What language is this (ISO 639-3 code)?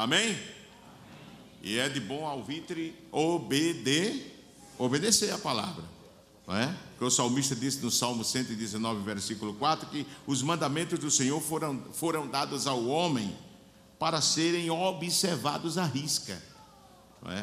por